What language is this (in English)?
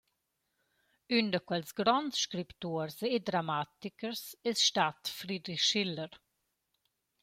Romansh